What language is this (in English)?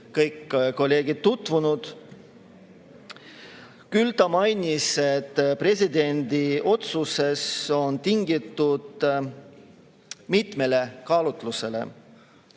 Estonian